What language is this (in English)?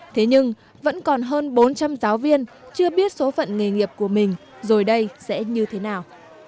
Vietnamese